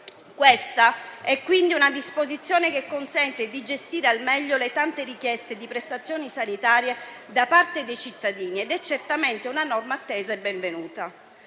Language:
Italian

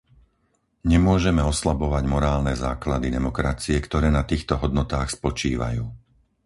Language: Slovak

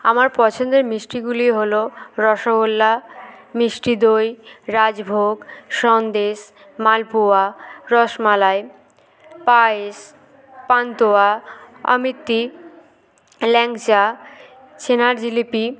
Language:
Bangla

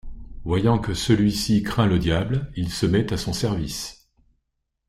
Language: French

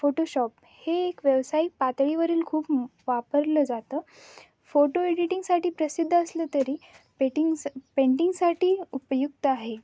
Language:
Marathi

